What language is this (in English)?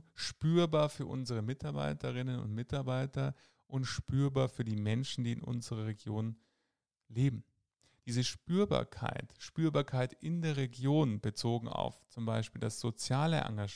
German